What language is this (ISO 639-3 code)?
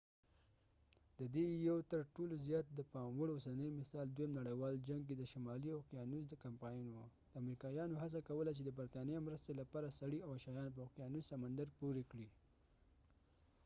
pus